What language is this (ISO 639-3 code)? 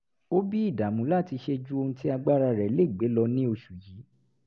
yor